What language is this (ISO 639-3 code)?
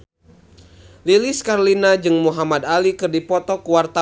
sun